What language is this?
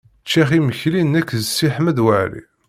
Kabyle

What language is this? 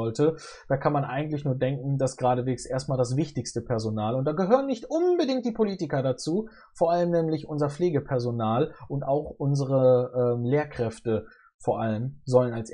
German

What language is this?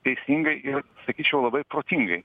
Lithuanian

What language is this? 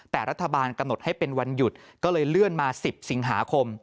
Thai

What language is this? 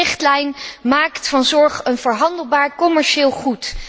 Dutch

